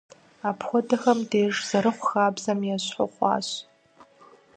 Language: Kabardian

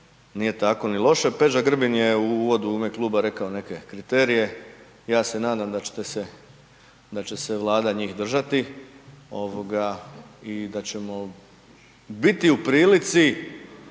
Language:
Croatian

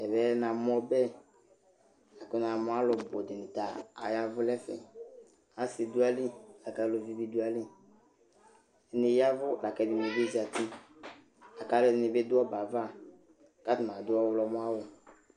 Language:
Ikposo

